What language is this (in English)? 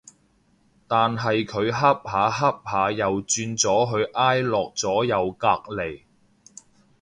Cantonese